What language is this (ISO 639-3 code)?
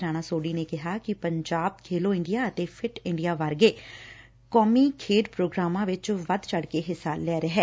pan